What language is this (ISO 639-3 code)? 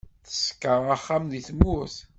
kab